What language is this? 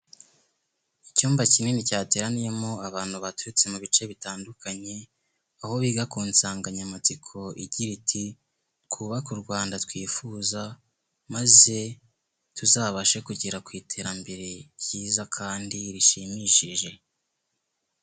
Kinyarwanda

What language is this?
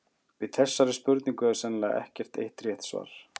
Icelandic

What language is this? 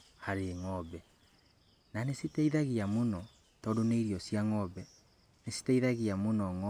Kikuyu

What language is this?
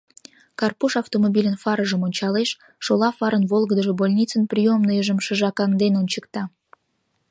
Mari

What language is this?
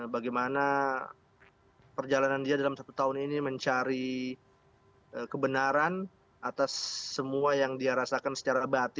Indonesian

